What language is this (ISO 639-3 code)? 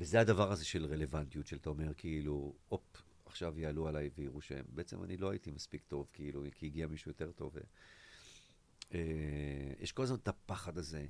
heb